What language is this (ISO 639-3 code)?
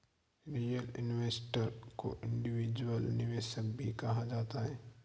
hin